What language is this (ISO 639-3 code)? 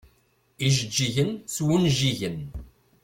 kab